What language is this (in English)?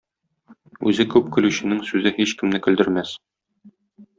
Tatar